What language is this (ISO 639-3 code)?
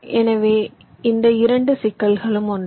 tam